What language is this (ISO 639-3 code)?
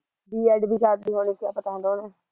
pan